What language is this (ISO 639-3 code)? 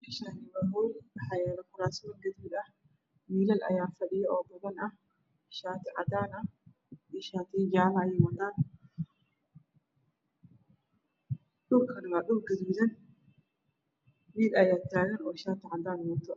som